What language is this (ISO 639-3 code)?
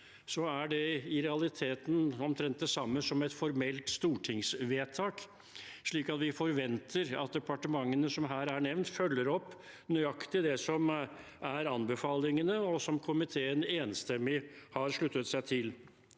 nor